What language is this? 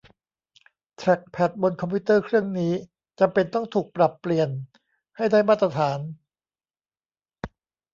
Thai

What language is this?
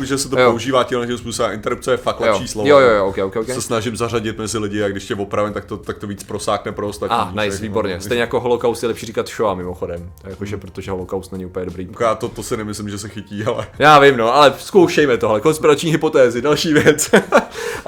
Czech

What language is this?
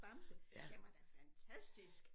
Danish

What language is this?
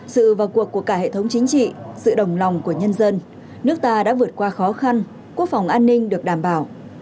Vietnamese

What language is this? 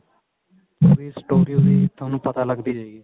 Punjabi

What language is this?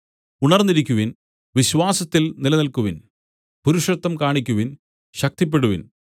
Malayalam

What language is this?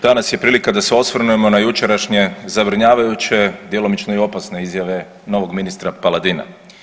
Croatian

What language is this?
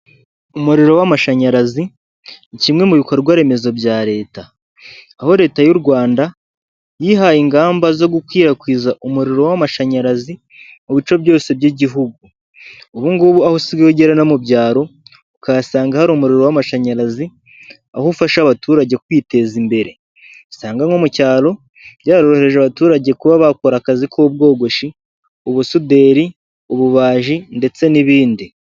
Kinyarwanda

